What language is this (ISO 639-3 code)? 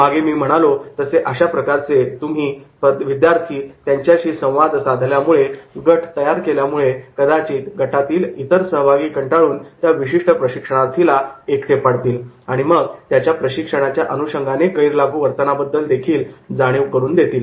mar